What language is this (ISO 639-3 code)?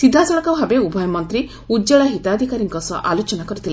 ori